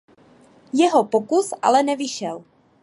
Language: Czech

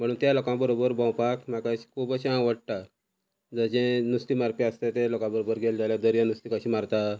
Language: Konkani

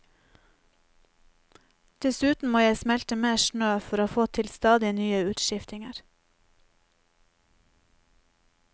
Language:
Norwegian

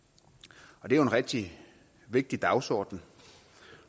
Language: Danish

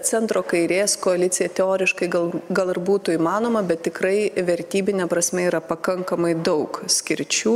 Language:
Lithuanian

